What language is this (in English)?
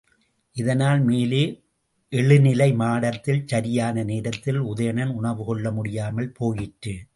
Tamil